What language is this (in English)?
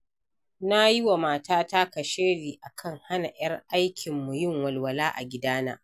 Hausa